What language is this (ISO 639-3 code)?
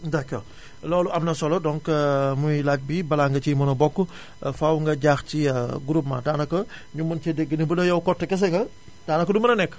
wol